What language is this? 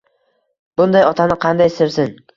Uzbek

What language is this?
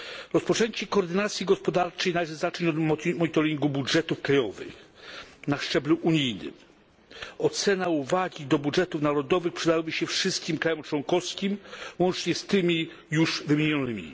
Polish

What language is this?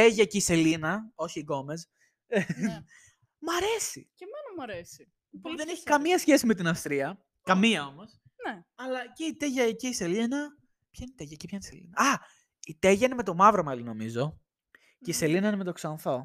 Greek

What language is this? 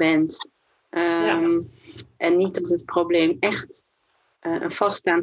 Dutch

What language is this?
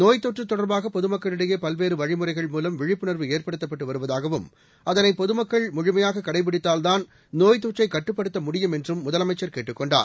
Tamil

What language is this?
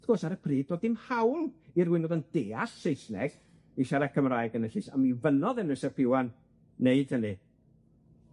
Welsh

